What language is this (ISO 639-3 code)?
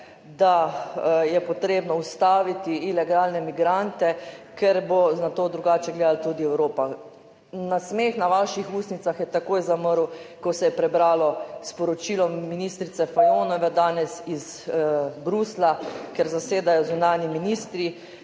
slv